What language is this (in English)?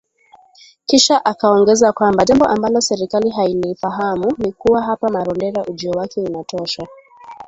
Swahili